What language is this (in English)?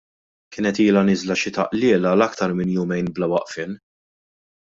Maltese